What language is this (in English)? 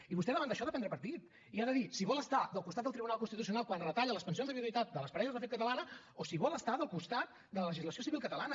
Catalan